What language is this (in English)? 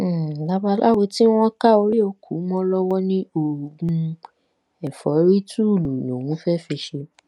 Yoruba